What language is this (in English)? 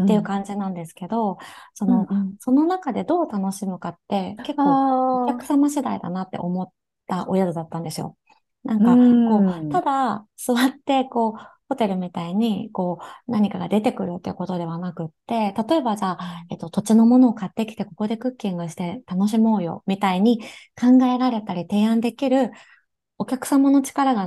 Japanese